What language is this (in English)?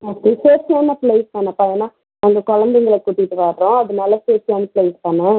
Tamil